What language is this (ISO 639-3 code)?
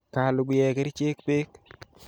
kln